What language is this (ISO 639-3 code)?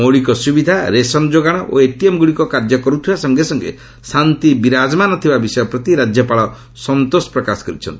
ori